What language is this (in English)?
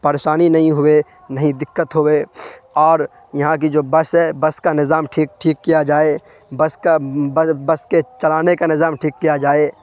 Urdu